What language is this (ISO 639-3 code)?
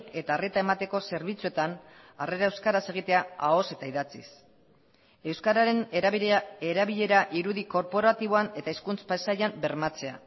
eus